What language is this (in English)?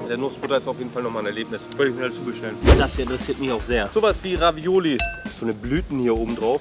German